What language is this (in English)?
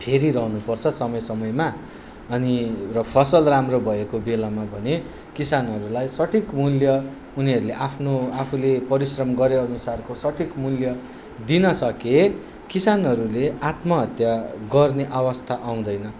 Nepali